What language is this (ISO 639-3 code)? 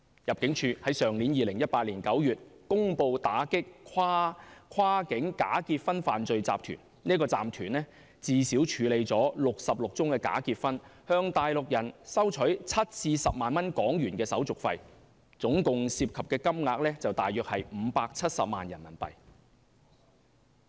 yue